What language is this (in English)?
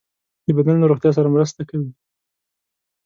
Pashto